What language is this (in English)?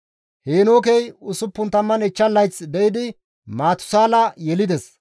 Gamo